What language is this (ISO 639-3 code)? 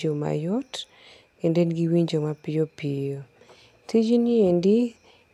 luo